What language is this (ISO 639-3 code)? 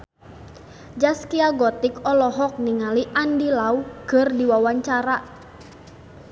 sun